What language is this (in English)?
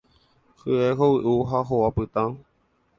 Guarani